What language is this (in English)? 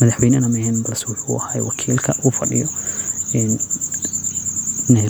Somali